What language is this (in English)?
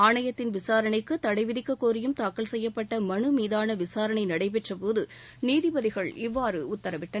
Tamil